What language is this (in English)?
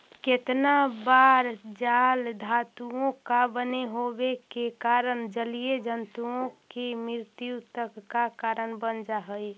Magahi